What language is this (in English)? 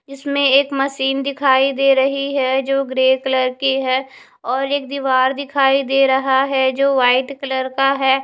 Hindi